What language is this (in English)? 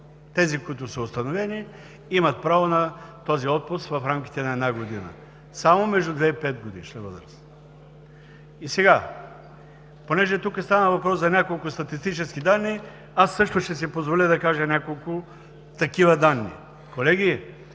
Bulgarian